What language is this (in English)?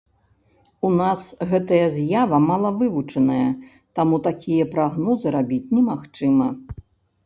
Belarusian